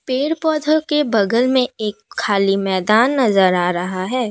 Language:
Hindi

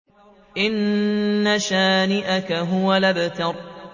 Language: Arabic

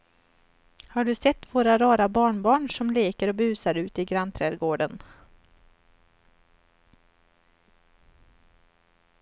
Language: Swedish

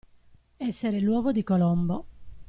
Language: Italian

